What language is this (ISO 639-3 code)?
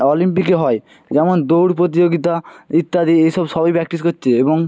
ben